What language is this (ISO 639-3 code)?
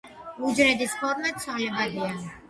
kat